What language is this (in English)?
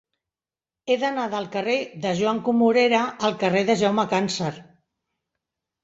Catalan